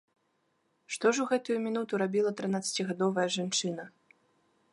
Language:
Belarusian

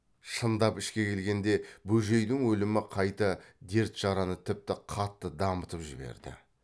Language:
Kazakh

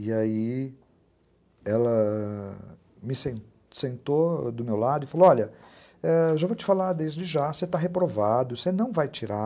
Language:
Portuguese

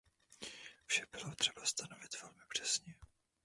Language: Czech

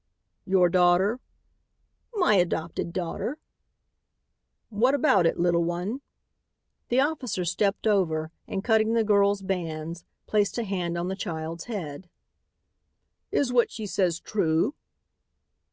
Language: English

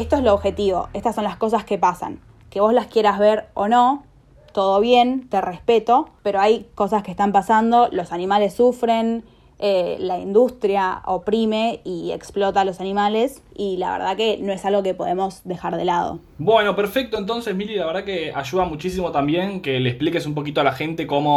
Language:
Spanish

